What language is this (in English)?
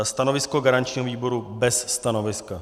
Czech